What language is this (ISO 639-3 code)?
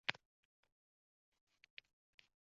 uzb